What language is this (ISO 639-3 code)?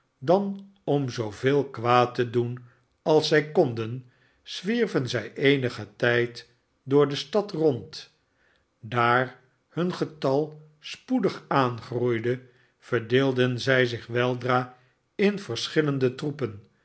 nld